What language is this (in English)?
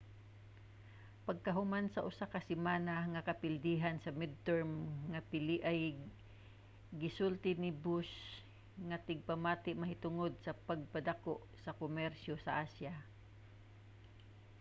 Cebuano